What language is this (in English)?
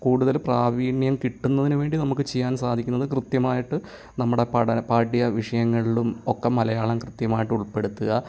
Malayalam